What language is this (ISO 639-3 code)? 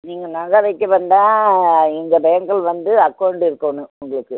tam